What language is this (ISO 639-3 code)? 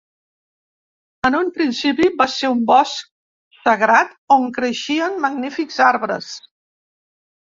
cat